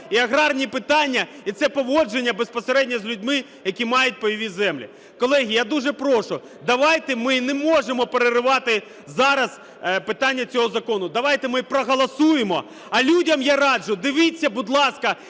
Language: Ukrainian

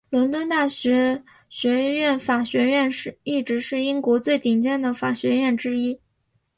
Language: Chinese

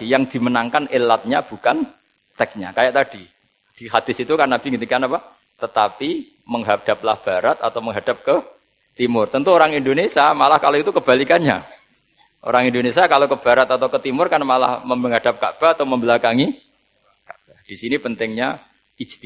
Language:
Indonesian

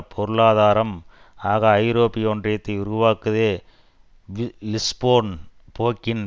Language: Tamil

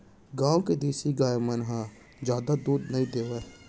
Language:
Chhattisgarhi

